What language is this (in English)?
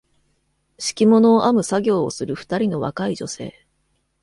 Japanese